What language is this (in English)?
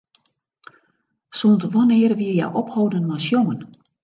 Western Frisian